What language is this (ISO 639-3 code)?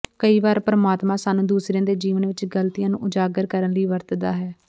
pan